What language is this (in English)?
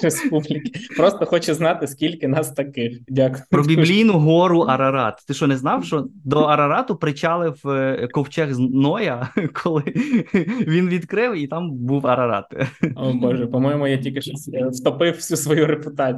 Ukrainian